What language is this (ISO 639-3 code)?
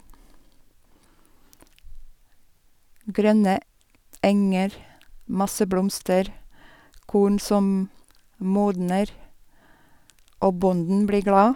nor